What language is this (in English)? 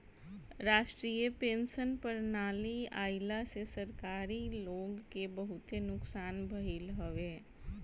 Bhojpuri